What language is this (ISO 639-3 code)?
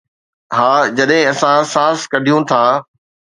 snd